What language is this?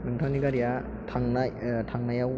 Bodo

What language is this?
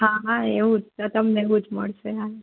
Gujarati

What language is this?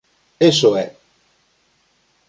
Galician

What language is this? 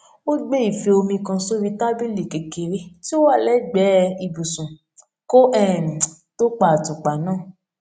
Yoruba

